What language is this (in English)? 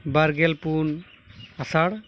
Santali